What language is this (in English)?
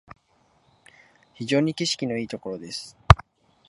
Japanese